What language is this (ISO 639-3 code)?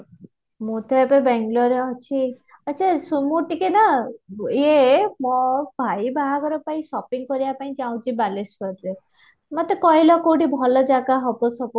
ori